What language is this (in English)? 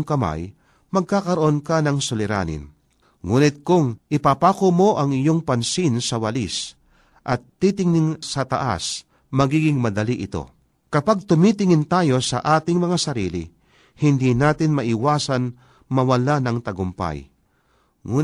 Filipino